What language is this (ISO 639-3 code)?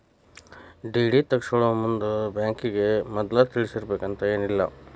kan